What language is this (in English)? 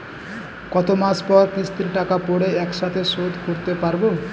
Bangla